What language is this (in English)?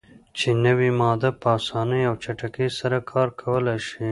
Pashto